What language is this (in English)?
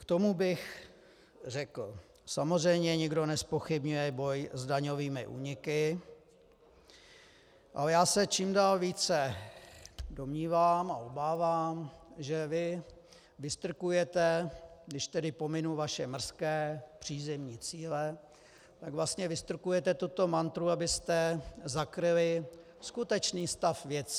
Czech